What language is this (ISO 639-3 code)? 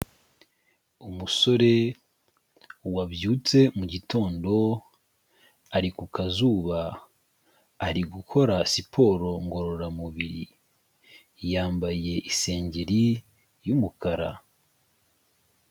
kin